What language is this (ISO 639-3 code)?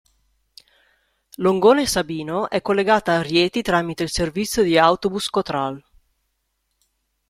ita